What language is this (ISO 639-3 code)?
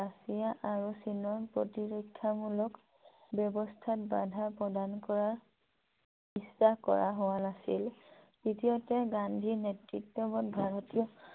asm